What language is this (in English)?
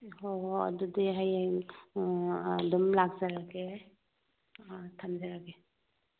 Manipuri